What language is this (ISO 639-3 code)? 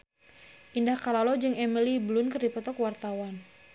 sun